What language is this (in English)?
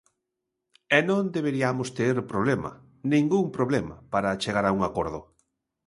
Galician